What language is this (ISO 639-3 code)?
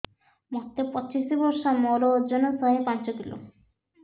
ori